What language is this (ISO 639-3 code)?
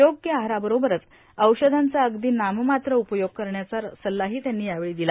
mar